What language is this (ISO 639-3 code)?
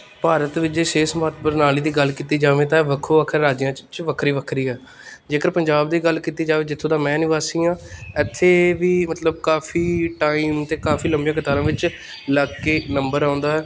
pan